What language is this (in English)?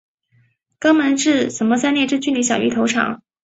Chinese